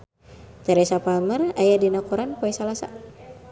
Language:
Sundanese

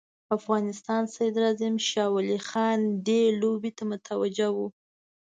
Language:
Pashto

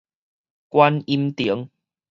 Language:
Min Nan Chinese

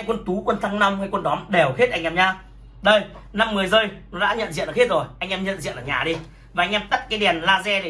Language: Vietnamese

